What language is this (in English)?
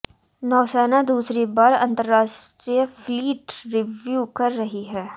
Hindi